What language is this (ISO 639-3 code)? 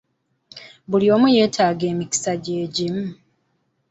lug